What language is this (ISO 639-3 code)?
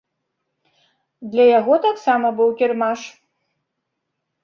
bel